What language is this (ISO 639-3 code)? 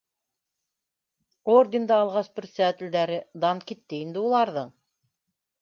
bak